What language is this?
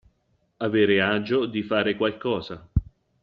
Italian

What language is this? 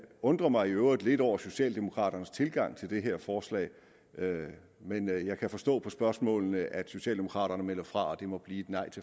Danish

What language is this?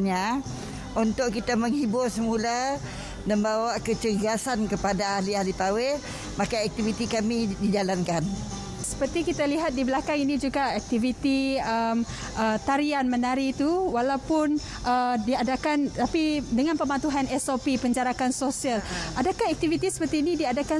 Malay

